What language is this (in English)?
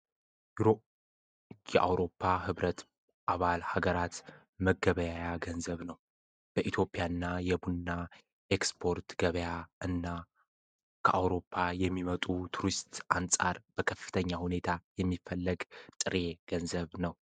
Amharic